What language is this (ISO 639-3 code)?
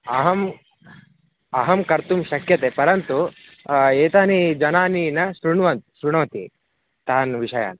san